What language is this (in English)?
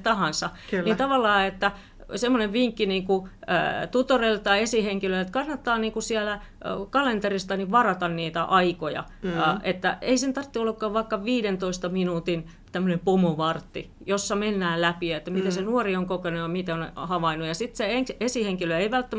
Finnish